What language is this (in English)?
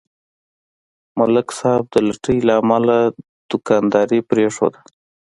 Pashto